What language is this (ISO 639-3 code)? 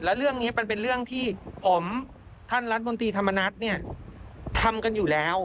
tha